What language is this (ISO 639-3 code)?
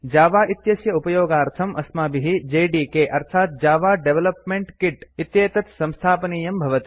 san